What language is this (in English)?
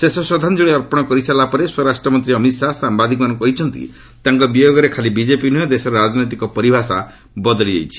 Odia